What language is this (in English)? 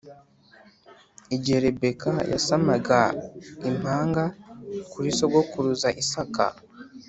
Kinyarwanda